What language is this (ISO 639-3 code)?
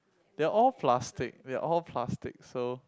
eng